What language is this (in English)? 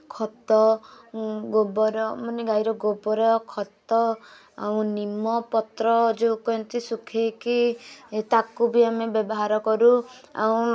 Odia